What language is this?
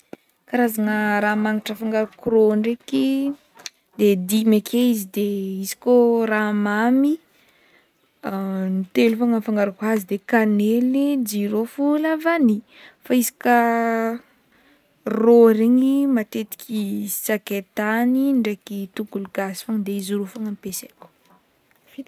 Northern Betsimisaraka Malagasy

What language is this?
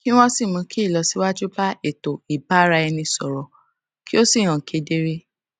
Yoruba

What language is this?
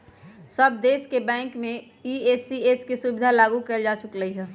Magahi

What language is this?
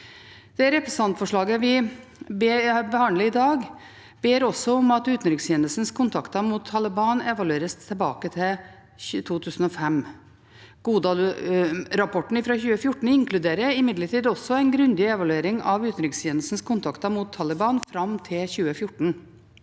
Norwegian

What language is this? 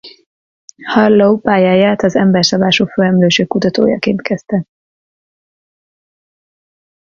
Hungarian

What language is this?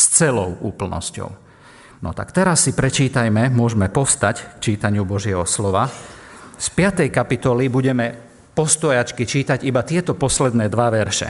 Slovak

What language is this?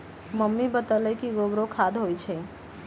Magahi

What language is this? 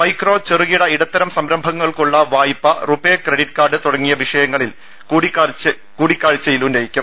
Malayalam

